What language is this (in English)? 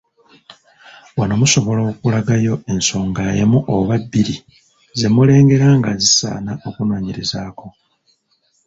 Ganda